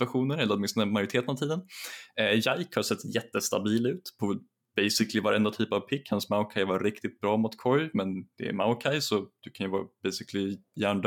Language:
Swedish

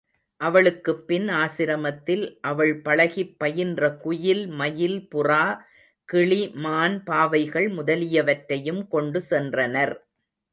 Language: Tamil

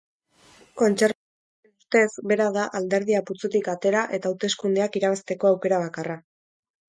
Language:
Basque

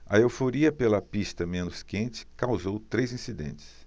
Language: Portuguese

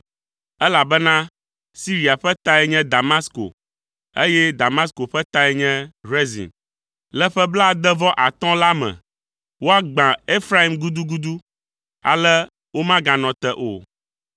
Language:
Ewe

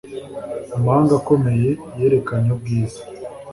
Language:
Kinyarwanda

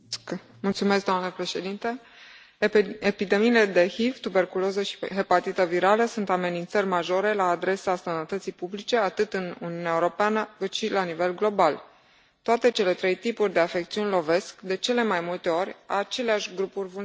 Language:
Romanian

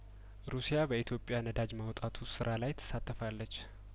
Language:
Amharic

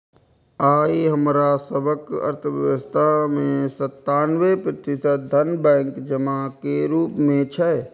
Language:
Maithili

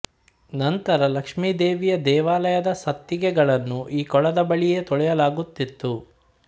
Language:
Kannada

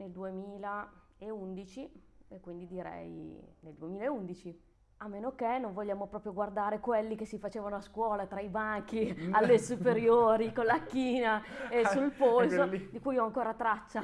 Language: Italian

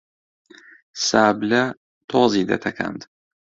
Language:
Central Kurdish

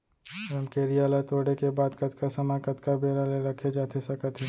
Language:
Chhattisgarhi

